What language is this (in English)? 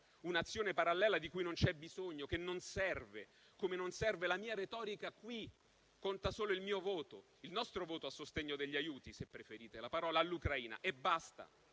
Italian